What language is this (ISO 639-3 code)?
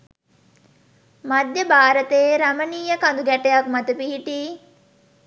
sin